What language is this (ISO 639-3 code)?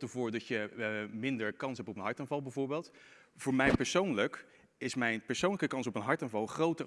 nld